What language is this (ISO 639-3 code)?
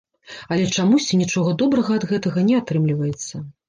bel